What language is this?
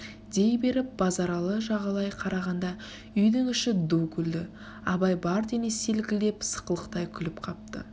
Kazakh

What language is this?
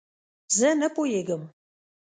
Pashto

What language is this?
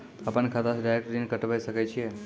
Maithili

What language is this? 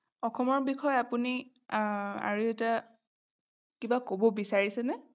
Assamese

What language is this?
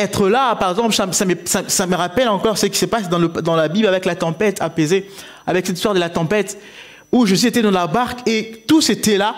French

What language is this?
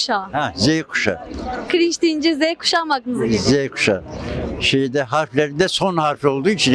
Turkish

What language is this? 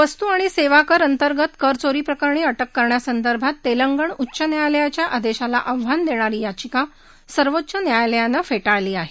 Marathi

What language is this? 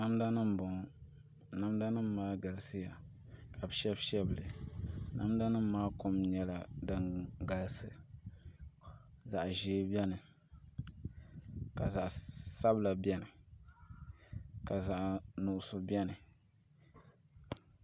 Dagbani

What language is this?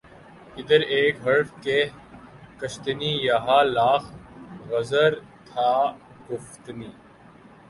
Urdu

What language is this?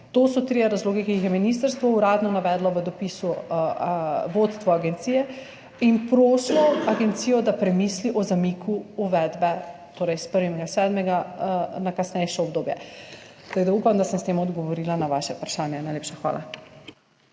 Slovenian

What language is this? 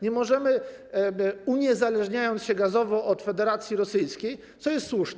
Polish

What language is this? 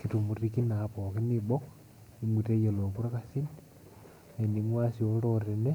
Masai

